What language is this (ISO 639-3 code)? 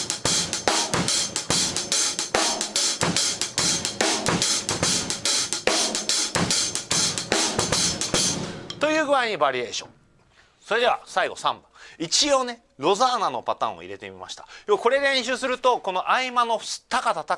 jpn